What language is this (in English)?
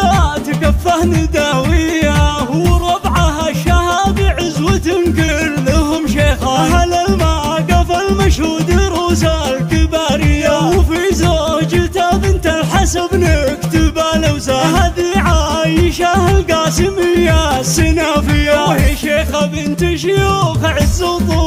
Arabic